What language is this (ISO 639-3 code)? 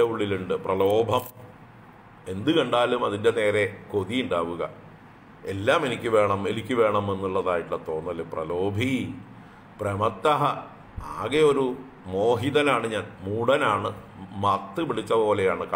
ron